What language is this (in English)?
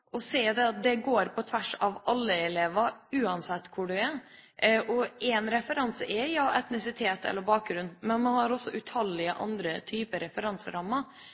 Norwegian Bokmål